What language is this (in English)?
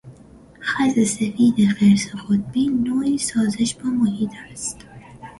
Persian